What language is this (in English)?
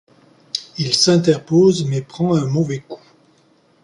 French